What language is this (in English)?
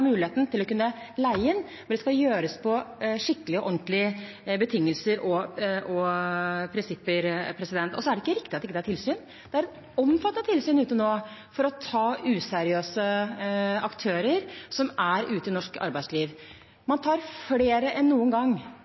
Norwegian Bokmål